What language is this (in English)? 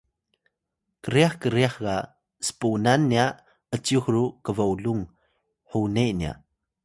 Atayal